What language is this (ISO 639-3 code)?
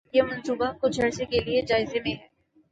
urd